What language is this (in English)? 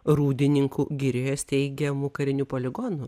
Lithuanian